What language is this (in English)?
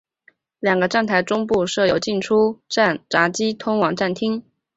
Chinese